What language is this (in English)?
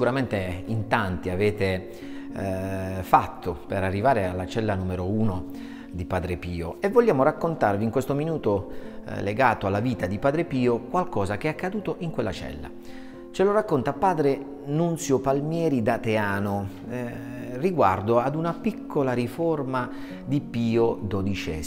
Italian